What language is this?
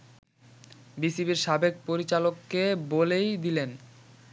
Bangla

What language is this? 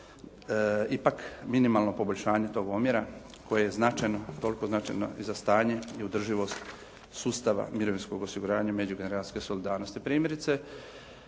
Croatian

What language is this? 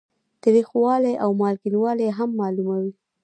Pashto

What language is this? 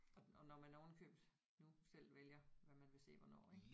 Danish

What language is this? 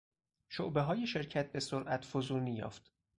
Persian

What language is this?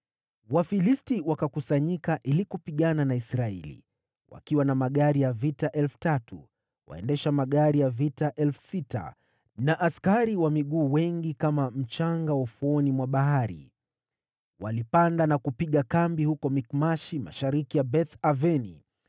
Swahili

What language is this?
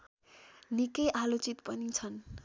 Nepali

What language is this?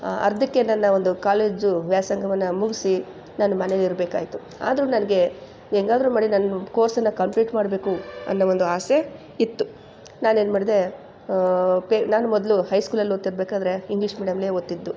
Kannada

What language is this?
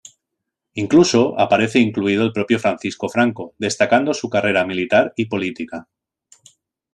Spanish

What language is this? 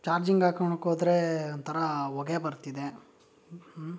Kannada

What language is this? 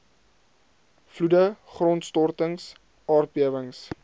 Afrikaans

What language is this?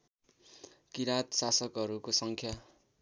Nepali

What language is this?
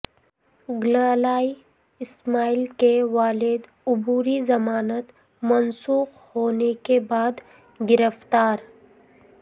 Urdu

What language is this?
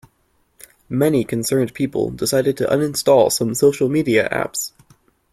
English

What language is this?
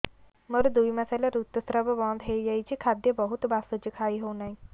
Odia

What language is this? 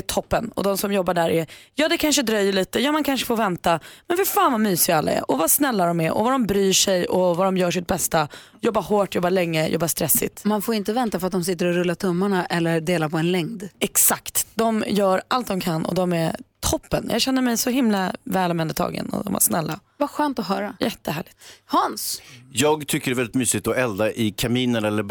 Swedish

